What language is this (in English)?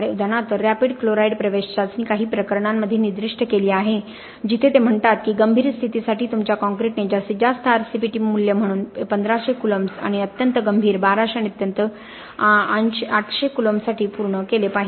Marathi